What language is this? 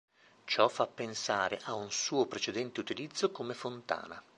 Italian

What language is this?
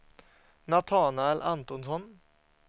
Swedish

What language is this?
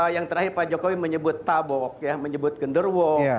Indonesian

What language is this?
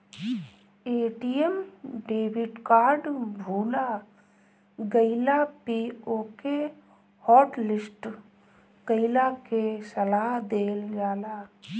Bhojpuri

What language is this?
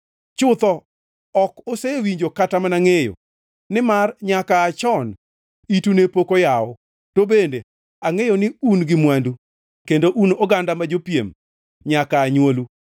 Luo (Kenya and Tanzania)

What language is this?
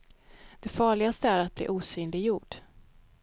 Swedish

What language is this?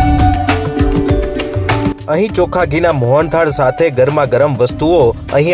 Gujarati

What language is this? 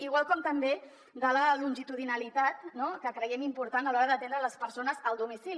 Catalan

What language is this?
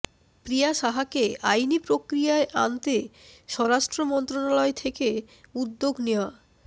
Bangla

